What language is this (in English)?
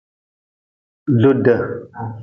Nawdm